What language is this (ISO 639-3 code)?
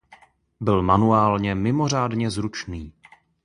ces